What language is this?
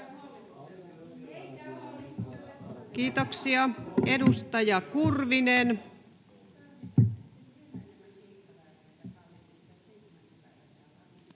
Finnish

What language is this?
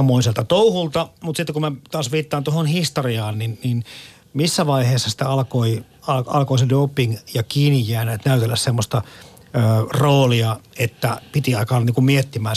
Finnish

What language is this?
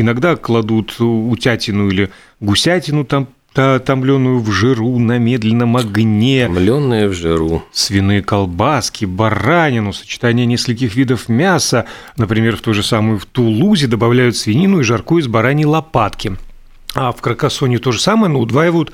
Russian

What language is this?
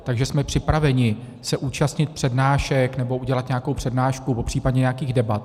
Czech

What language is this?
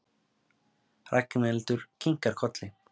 Icelandic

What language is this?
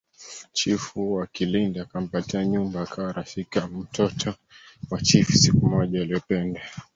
Swahili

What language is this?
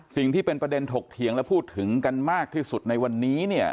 Thai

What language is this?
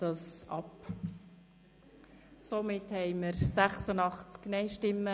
Swiss German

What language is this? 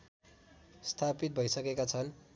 Nepali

